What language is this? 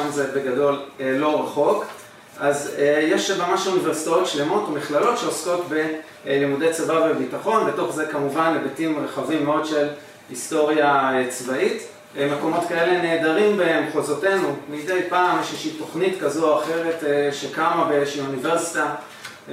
Hebrew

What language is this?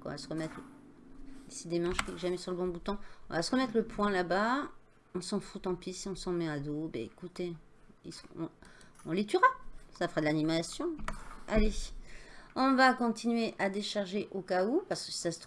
French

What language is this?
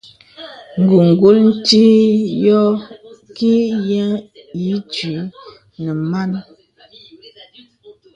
Bebele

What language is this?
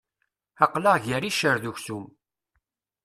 Kabyle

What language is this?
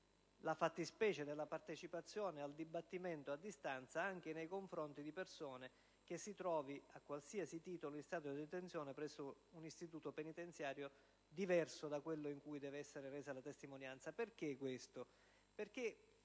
Italian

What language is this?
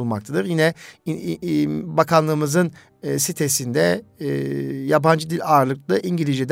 Turkish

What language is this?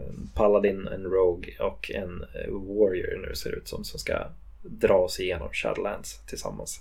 Swedish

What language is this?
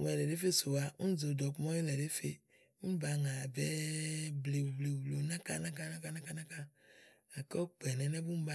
Igo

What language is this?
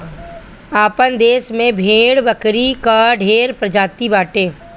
Bhojpuri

